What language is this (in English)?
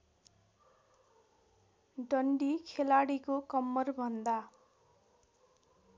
Nepali